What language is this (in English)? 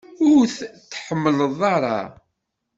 Kabyle